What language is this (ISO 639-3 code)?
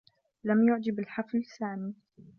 ara